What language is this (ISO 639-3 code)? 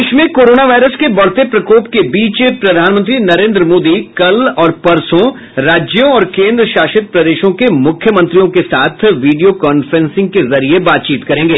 hin